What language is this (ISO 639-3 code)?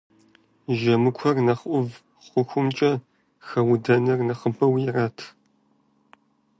kbd